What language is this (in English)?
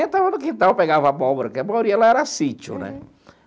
Portuguese